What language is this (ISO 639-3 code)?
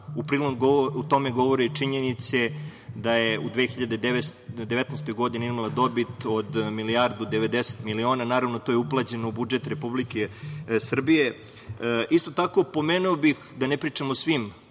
srp